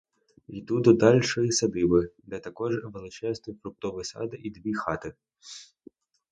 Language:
Ukrainian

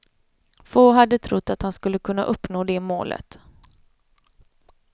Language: Swedish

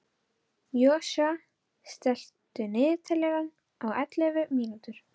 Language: Icelandic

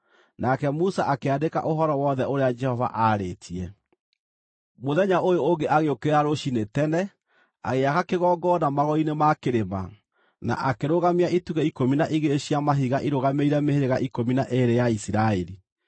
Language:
Kikuyu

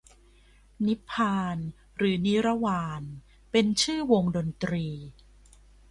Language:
Thai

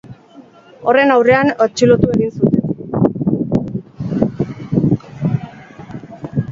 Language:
Basque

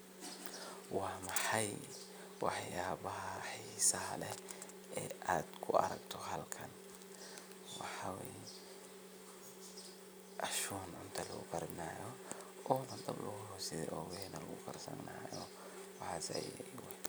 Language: Somali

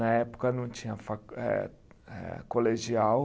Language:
Portuguese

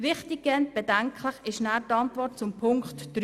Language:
Swiss German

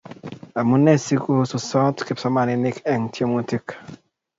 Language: Kalenjin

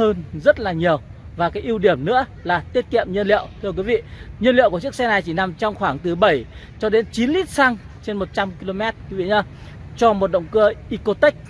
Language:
Vietnamese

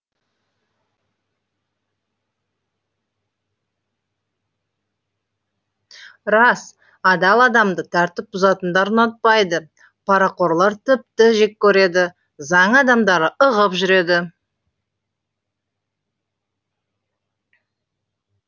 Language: Kazakh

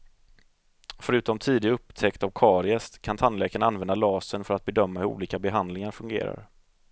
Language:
Swedish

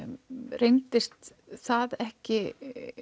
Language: Icelandic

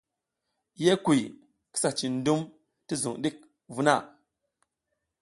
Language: South Giziga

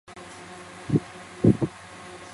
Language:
Chinese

